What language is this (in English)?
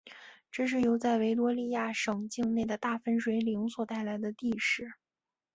Chinese